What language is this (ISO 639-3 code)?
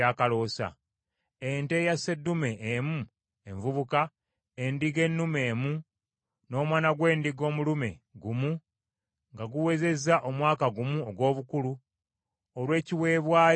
lug